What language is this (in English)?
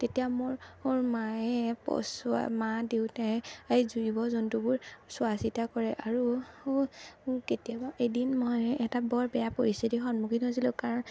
Assamese